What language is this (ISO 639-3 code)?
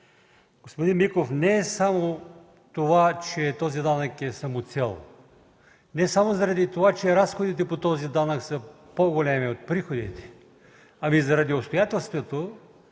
bul